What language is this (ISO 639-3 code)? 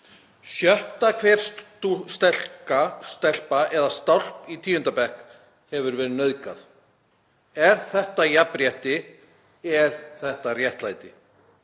isl